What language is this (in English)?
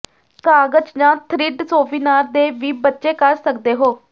Punjabi